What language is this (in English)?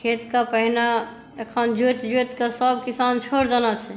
Maithili